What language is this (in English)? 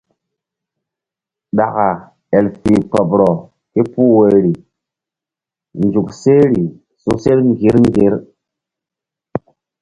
Mbum